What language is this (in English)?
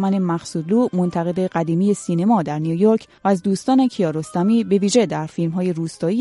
Persian